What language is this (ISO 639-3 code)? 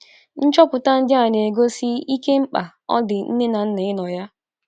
ibo